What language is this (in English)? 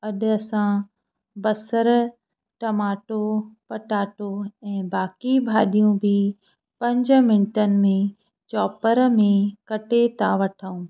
Sindhi